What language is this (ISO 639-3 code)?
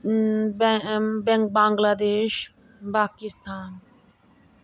doi